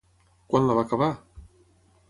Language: Catalan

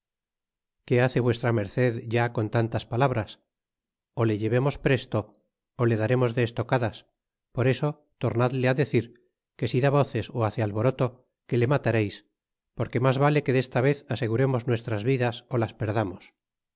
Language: Spanish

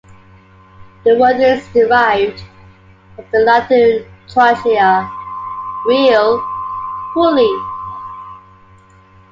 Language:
English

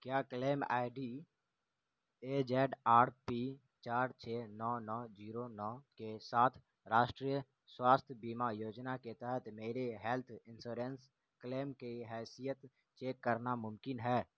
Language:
Urdu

